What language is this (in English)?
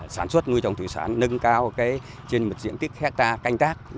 Vietnamese